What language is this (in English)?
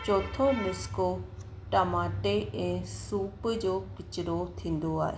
Sindhi